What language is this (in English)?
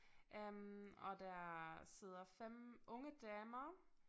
Danish